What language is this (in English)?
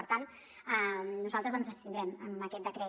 Catalan